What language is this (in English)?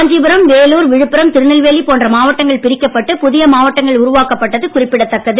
Tamil